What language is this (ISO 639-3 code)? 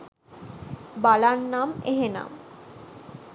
sin